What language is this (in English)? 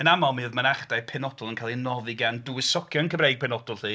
Welsh